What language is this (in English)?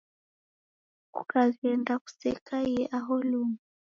Taita